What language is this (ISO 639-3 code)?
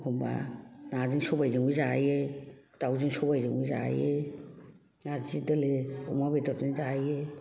brx